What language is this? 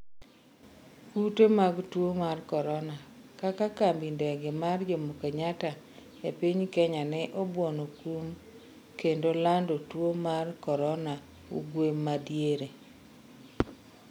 Luo (Kenya and Tanzania)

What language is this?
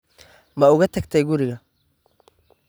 Somali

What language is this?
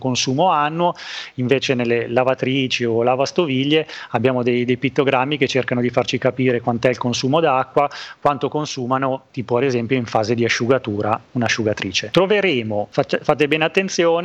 Italian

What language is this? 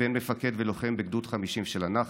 Hebrew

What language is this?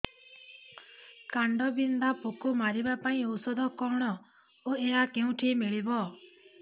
Odia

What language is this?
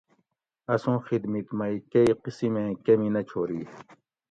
Gawri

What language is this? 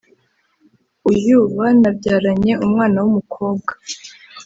Kinyarwanda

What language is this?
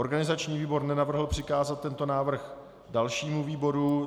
Czech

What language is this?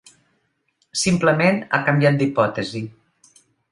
Catalan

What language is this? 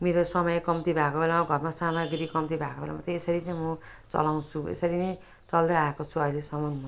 Nepali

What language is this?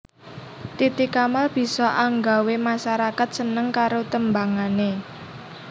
Javanese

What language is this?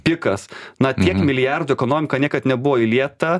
Lithuanian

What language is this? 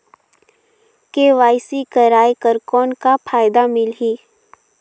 Chhattisgarhi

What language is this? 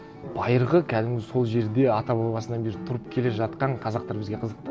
Kazakh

